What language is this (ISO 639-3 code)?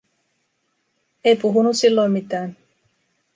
fin